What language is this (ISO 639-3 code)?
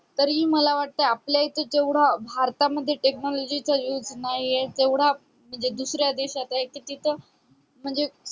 mar